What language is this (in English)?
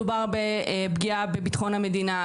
Hebrew